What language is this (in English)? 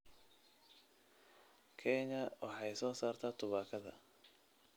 Somali